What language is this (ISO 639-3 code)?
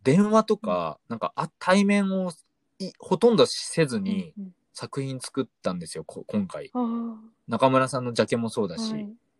jpn